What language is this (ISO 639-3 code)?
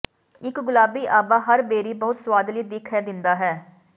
pan